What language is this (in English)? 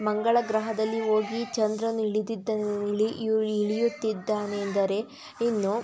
Kannada